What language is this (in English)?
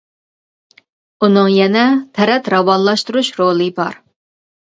Uyghur